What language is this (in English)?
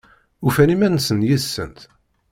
Kabyle